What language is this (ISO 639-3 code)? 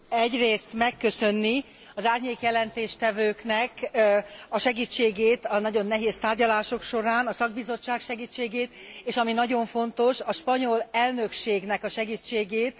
hun